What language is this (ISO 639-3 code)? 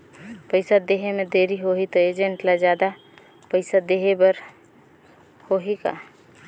hne